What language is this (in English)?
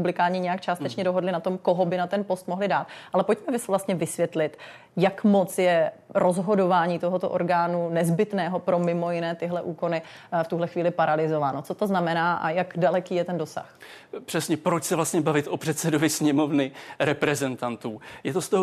Czech